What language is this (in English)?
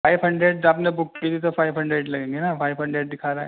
Urdu